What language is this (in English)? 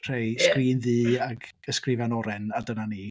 Welsh